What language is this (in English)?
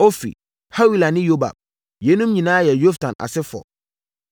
Akan